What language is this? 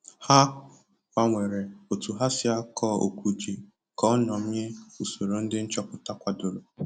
Igbo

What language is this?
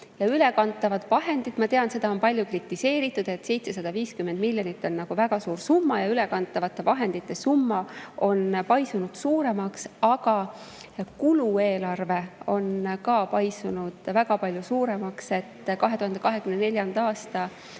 Estonian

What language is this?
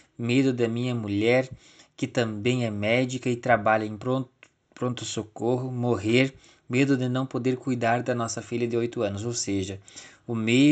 Portuguese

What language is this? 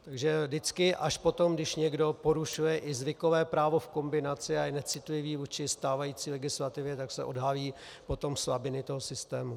Czech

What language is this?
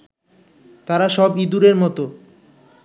Bangla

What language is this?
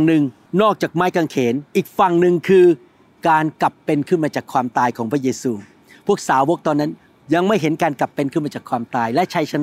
Thai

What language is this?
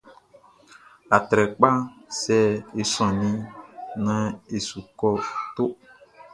Baoulé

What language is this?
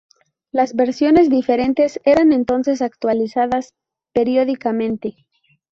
Spanish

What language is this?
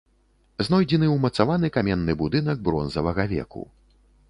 Belarusian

